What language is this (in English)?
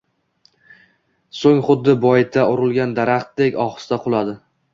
Uzbek